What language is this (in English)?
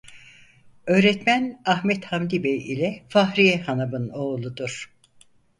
Turkish